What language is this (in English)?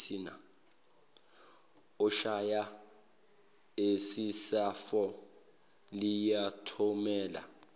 Zulu